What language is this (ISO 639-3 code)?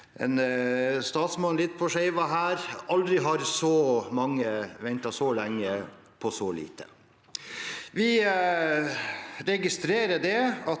nor